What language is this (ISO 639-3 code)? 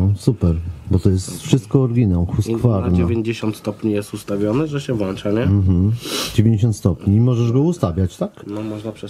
pol